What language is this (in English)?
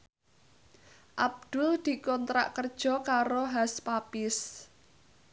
Javanese